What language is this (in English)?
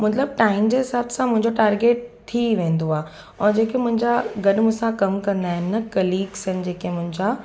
Sindhi